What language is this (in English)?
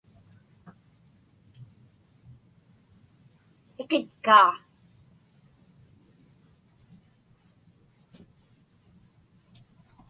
Inupiaq